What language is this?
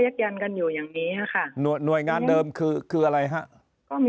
Thai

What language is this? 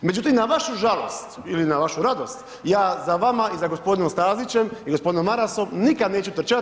Croatian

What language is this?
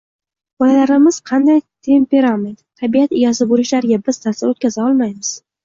Uzbek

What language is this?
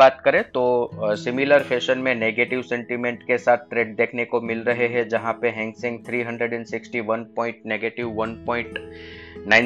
Hindi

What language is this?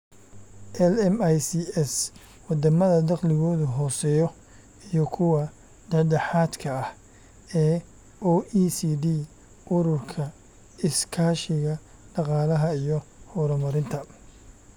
Somali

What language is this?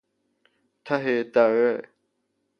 Persian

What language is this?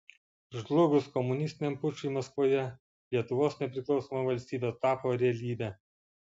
Lithuanian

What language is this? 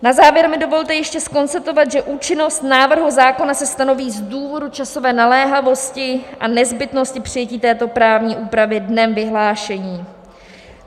Czech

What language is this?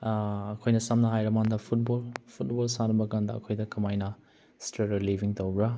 Manipuri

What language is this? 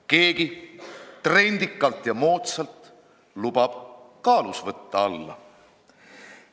Estonian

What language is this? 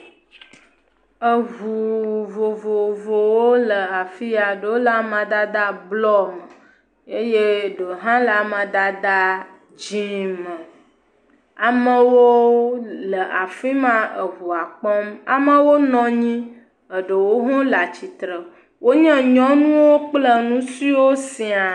Ewe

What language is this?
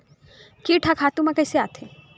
Chhattisgarhi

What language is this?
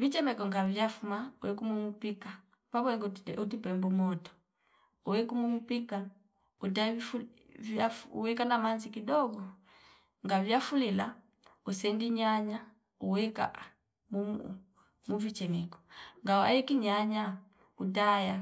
Fipa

